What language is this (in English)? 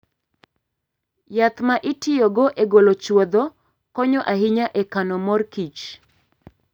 Luo (Kenya and Tanzania)